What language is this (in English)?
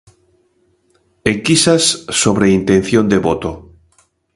Galician